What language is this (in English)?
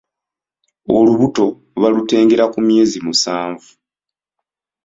Ganda